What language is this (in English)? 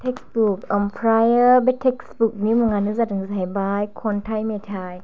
Bodo